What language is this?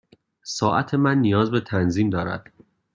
Persian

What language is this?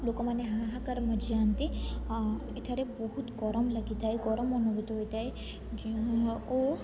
Odia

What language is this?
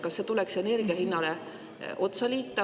Estonian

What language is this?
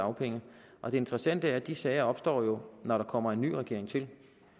Danish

